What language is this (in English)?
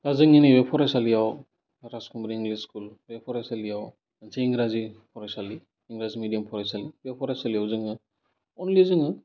Bodo